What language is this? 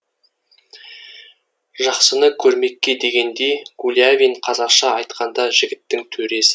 Kazakh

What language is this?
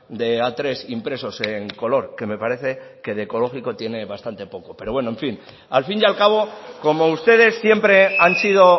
Spanish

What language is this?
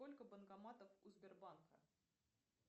Russian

